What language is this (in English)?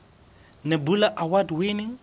Southern Sotho